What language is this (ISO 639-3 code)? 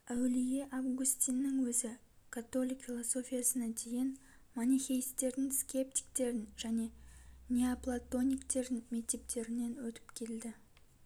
kaz